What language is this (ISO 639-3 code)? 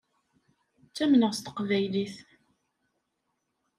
kab